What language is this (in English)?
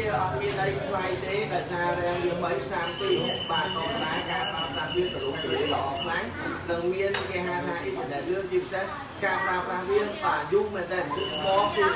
Vietnamese